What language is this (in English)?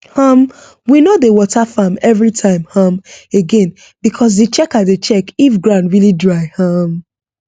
Nigerian Pidgin